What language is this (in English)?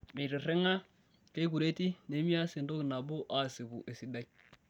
Masai